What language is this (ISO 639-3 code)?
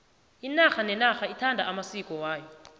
nbl